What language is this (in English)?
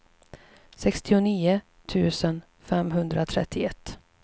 Swedish